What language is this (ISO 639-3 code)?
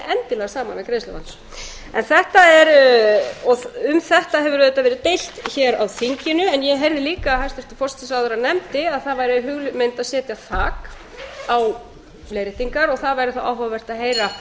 isl